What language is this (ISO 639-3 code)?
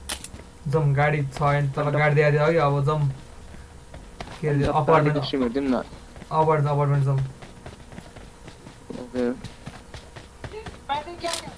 eng